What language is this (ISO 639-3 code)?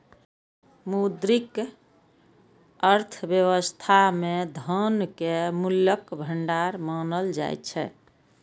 mai